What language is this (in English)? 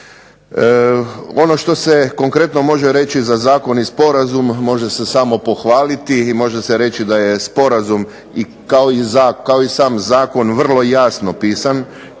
Croatian